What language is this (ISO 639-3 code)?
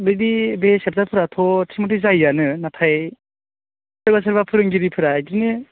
brx